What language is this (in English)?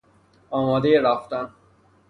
Persian